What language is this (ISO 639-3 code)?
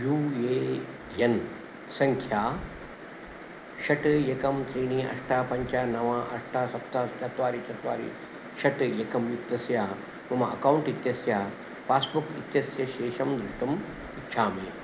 san